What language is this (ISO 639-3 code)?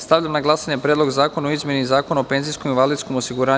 srp